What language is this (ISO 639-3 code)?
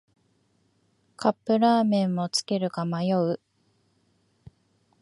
jpn